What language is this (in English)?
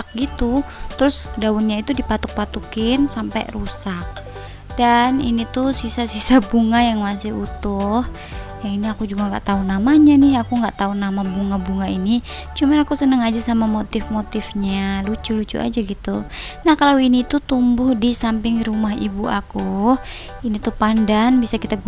Indonesian